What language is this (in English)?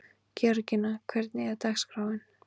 Icelandic